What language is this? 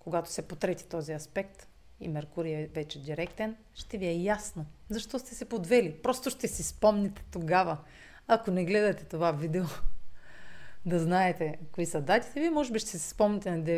Bulgarian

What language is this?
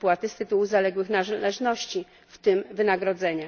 Polish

